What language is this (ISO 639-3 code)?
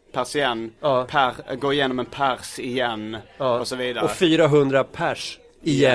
swe